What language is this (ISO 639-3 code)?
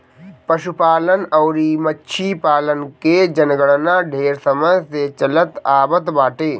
bho